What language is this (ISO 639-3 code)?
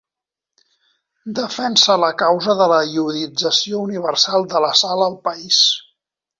cat